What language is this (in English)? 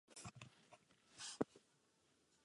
Czech